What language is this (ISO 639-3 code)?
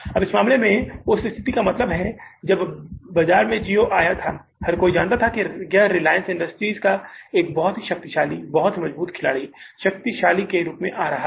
hin